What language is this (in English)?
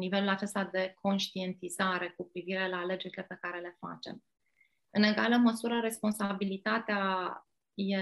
Romanian